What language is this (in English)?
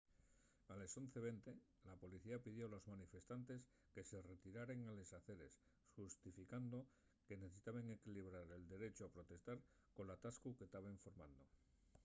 Asturian